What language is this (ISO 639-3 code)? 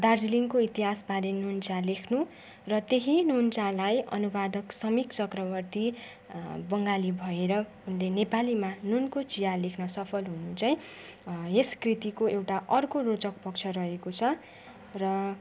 nep